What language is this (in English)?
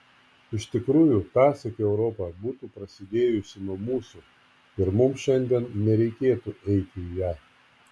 Lithuanian